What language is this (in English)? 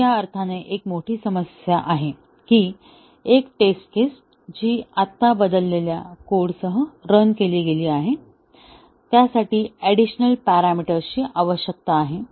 Marathi